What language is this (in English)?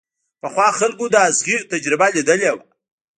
Pashto